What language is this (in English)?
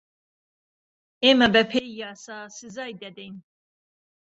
Central Kurdish